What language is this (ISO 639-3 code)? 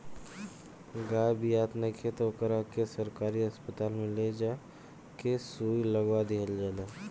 bho